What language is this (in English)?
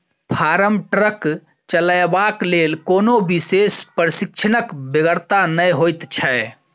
Maithili